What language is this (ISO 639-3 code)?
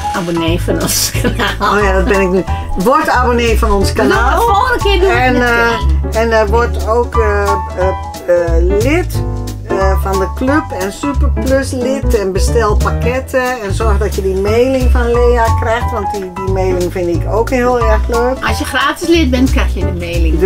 nld